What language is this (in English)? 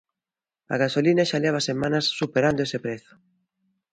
Galician